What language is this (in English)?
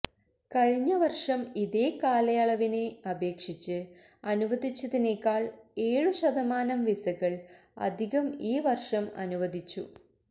Malayalam